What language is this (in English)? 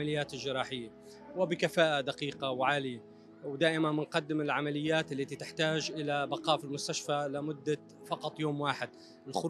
Arabic